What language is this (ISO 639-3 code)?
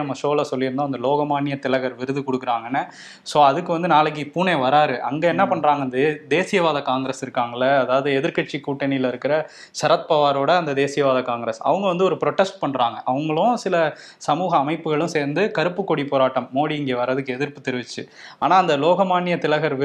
tam